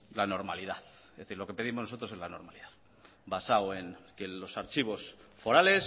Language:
Spanish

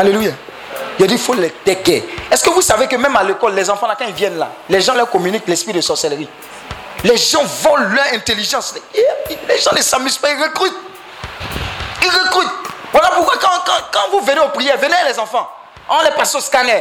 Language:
French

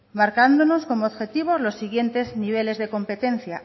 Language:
Spanish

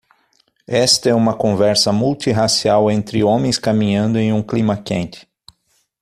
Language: Portuguese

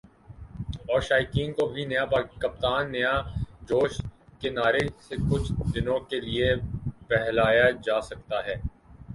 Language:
Urdu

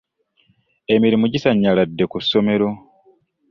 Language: Ganda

